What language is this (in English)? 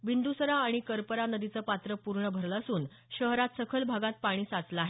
Marathi